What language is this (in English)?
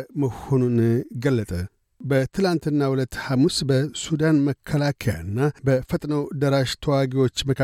Amharic